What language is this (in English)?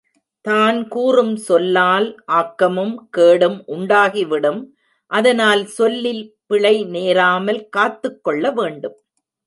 Tamil